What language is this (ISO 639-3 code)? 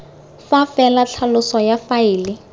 tsn